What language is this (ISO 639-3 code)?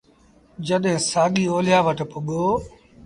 sbn